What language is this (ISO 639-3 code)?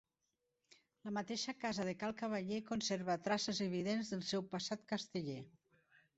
cat